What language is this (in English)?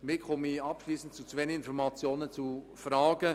Swiss German